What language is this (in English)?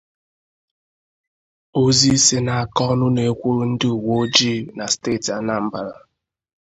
Igbo